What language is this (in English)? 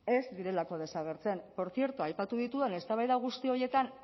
Basque